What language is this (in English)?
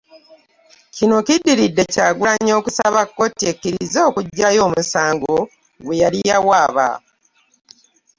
Ganda